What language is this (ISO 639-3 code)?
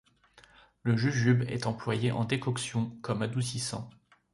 fra